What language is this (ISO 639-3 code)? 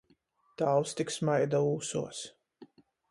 ltg